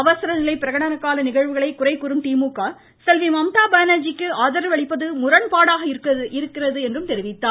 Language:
Tamil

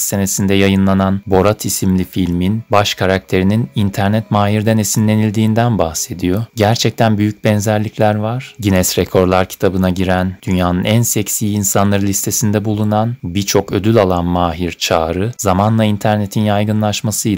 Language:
Turkish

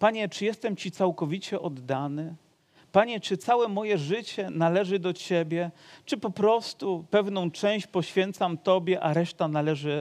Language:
Polish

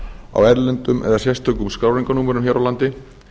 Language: Icelandic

